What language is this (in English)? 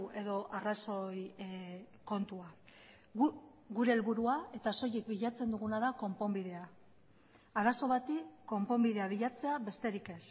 Basque